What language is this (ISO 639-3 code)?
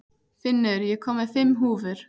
isl